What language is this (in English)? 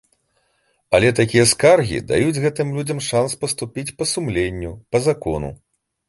Belarusian